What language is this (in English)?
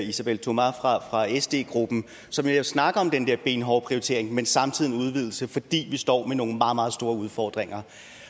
Danish